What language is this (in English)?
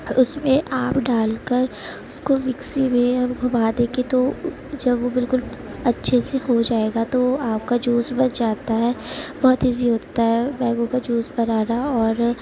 Urdu